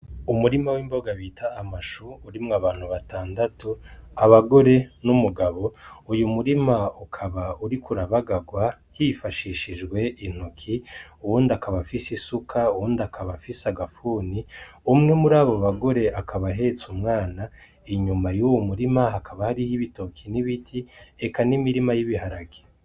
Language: Rundi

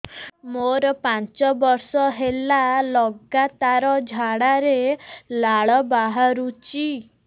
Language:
Odia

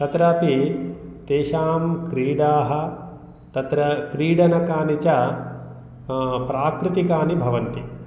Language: Sanskrit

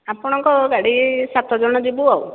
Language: Odia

